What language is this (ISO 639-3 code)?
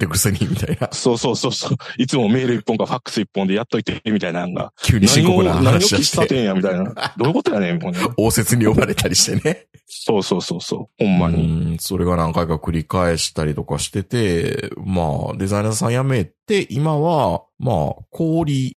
jpn